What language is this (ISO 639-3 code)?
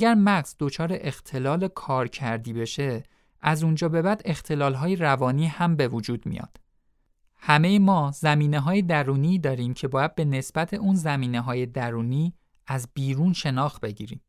fas